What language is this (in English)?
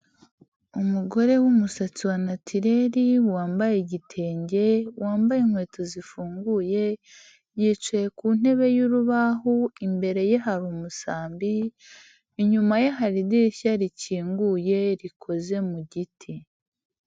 Kinyarwanda